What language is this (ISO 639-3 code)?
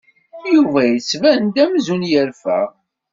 kab